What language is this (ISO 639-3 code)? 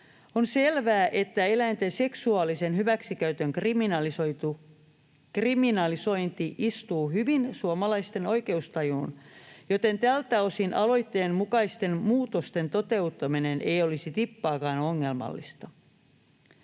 fin